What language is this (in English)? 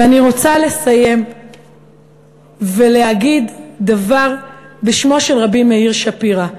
Hebrew